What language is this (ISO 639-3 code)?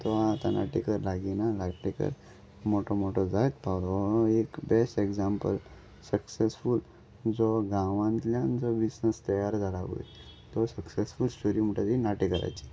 kok